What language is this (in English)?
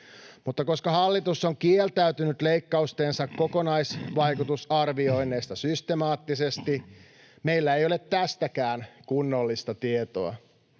Finnish